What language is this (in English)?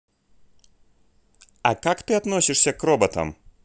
Russian